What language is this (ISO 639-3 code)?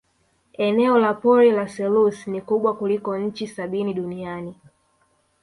swa